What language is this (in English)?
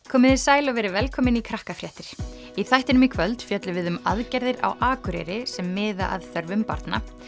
Icelandic